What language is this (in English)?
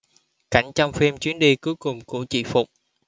Vietnamese